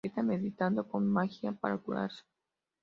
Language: Spanish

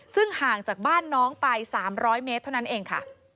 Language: Thai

